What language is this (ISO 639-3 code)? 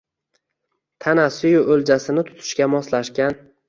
uzb